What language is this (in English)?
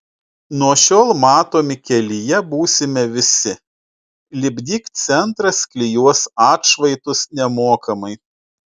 Lithuanian